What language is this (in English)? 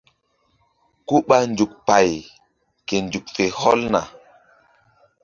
Mbum